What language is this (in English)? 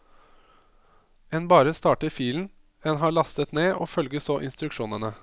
Norwegian